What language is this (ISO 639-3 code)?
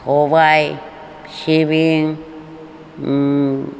brx